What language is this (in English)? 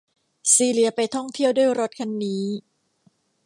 Thai